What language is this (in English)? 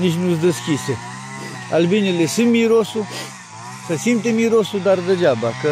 Romanian